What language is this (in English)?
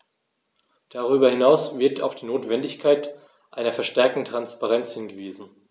German